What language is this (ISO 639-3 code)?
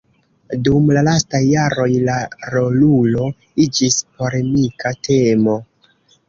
epo